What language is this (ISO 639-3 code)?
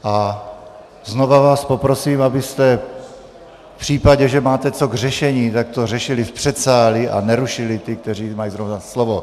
ces